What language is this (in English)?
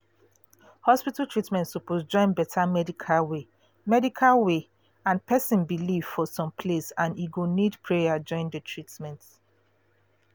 Nigerian Pidgin